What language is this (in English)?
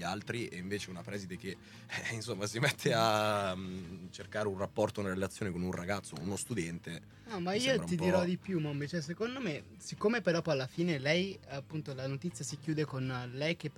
Italian